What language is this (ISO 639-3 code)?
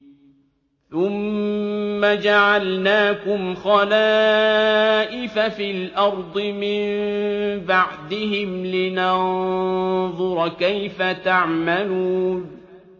ara